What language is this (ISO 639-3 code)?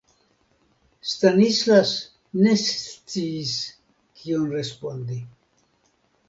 epo